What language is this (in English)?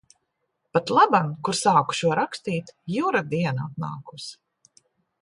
Latvian